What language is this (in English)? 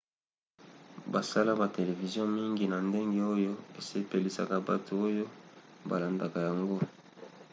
Lingala